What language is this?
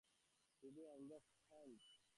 Bangla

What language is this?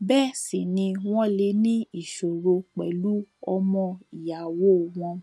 Yoruba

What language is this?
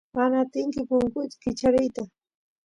Santiago del Estero Quichua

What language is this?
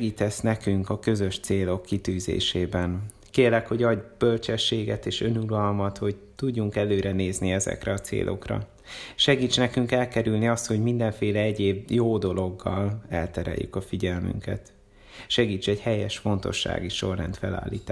Hungarian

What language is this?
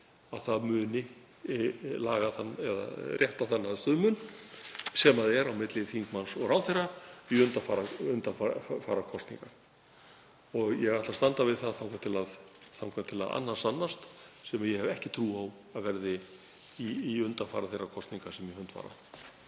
Icelandic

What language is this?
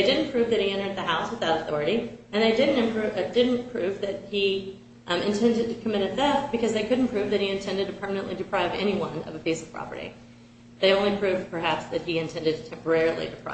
English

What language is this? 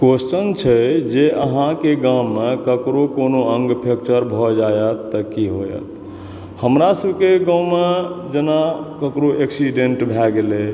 Maithili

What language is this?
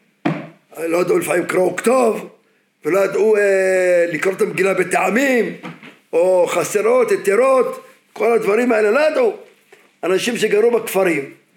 Hebrew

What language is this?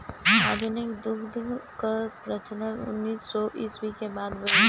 Bhojpuri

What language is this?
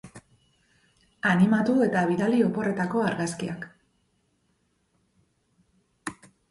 Basque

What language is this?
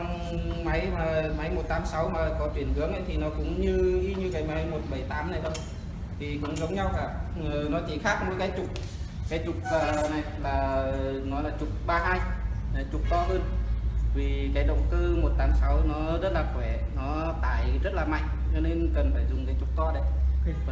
Vietnamese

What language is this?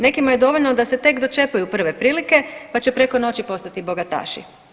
Croatian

